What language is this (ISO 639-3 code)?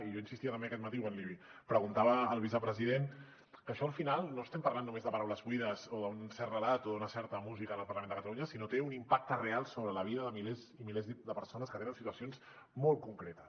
cat